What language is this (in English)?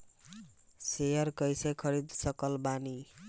Bhojpuri